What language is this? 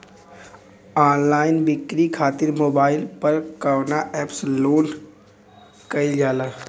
Bhojpuri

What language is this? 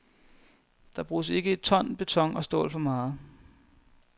Danish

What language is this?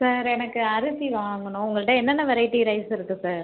Tamil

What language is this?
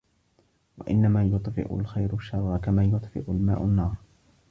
Arabic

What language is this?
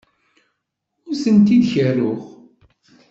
Kabyle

